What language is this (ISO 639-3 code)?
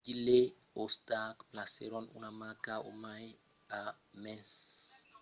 oci